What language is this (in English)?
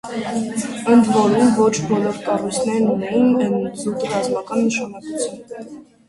Armenian